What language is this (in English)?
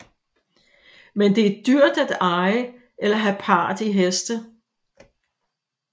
Danish